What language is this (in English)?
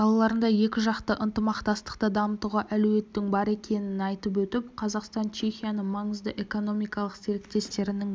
Kazakh